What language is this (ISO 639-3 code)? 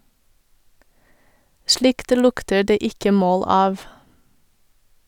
nor